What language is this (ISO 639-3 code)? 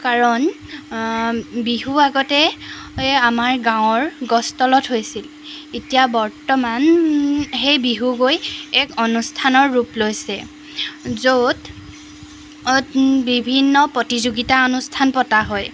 asm